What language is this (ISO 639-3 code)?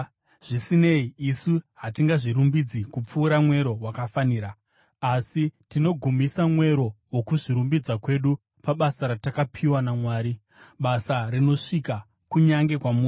sna